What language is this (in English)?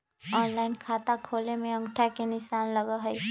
Magahi